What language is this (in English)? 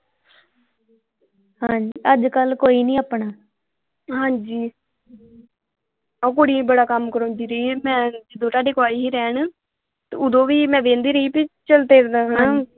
Punjabi